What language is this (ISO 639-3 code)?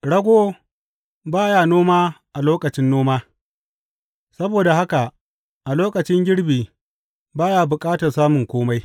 hau